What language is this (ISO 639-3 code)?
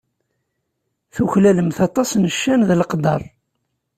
kab